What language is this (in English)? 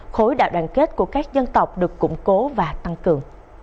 Vietnamese